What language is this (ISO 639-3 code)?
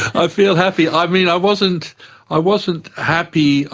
eng